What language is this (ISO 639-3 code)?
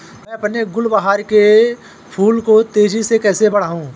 hin